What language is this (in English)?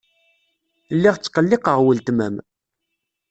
Kabyle